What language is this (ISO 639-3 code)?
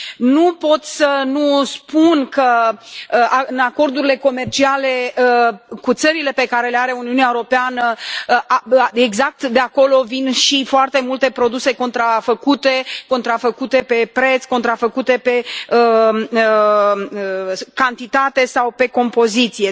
ron